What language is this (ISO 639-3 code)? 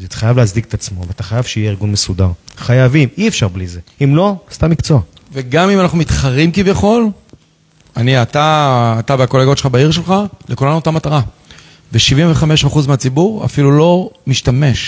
heb